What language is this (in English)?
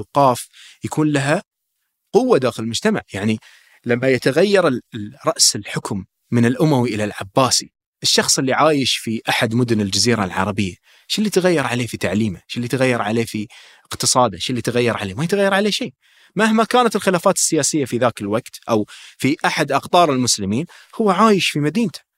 Arabic